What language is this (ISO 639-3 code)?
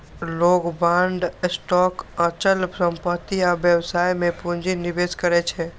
mai